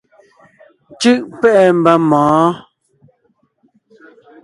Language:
Ngiemboon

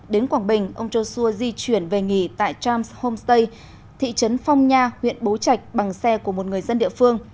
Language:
Vietnamese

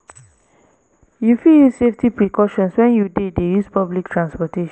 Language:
Nigerian Pidgin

